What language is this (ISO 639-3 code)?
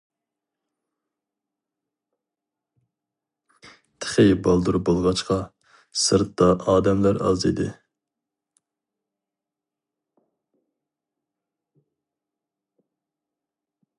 uig